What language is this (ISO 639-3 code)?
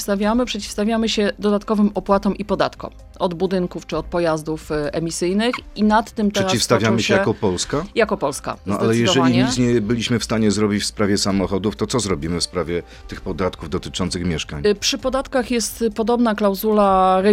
pol